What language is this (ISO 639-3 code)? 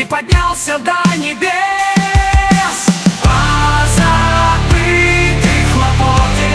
rus